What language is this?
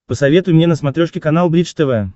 Russian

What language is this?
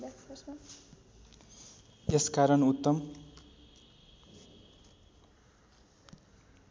Nepali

